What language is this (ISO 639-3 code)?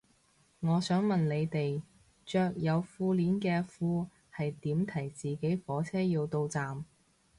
yue